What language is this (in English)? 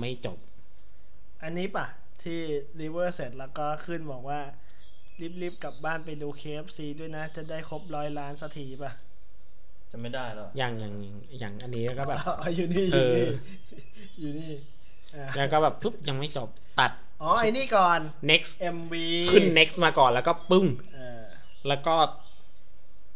Thai